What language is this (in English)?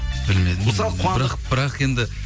Kazakh